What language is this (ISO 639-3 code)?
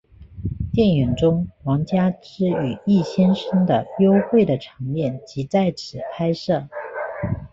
zho